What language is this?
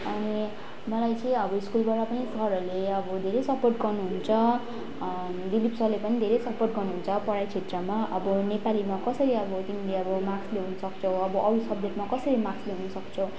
Nepali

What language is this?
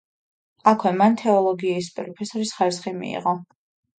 Georgian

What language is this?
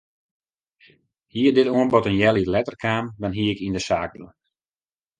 Western Frisian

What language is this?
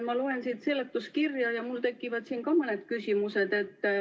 Estonian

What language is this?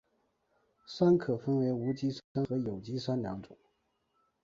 Chinese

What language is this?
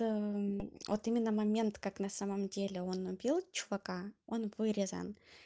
Russian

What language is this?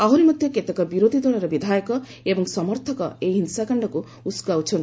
Odia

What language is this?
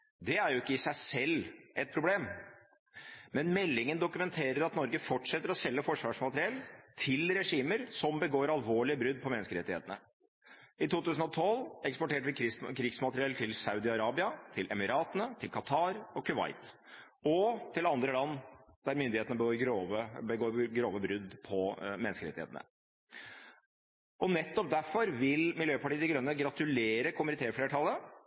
Norwegian Bokmål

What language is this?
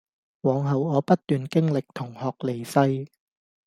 Cantonese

